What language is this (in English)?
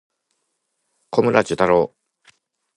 Japanese